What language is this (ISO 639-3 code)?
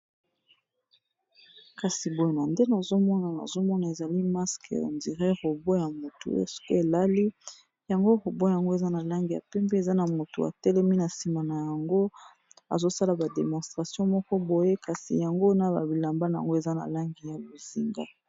lin